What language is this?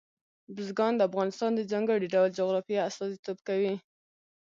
Pashto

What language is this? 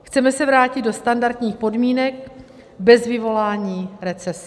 Czech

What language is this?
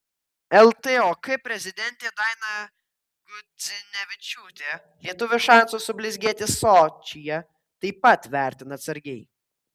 Lithuanian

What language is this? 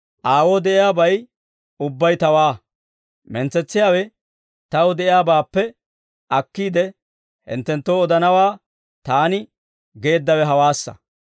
Dawro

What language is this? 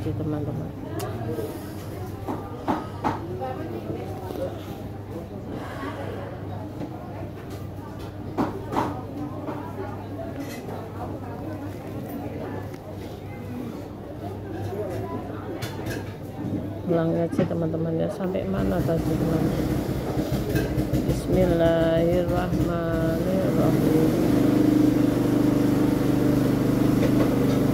Indonesian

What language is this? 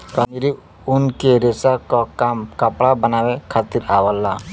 Bhojpuri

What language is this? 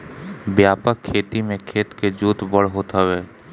Bhojpuri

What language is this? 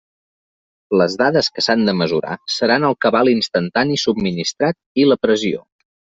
Catalan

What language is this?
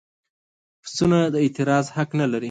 Pashto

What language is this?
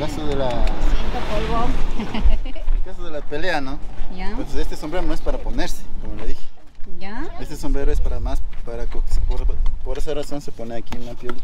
Spanish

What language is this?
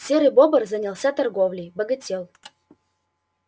Russian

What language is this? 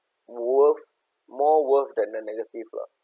English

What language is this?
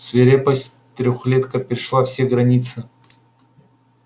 Russian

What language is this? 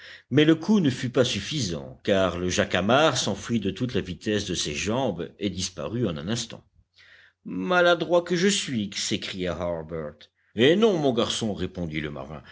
French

